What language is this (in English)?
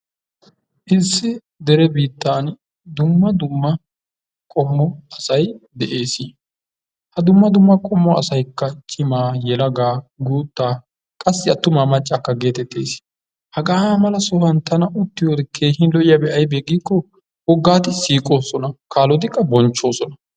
Wolaytta